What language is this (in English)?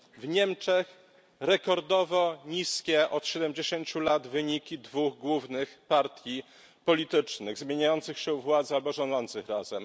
Polish